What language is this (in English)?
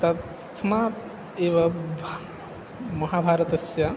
Sanskrit